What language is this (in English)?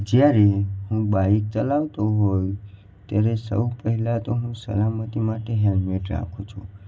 Gujarati